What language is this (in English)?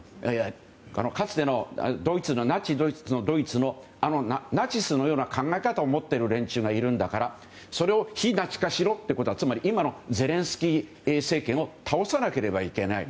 Japanese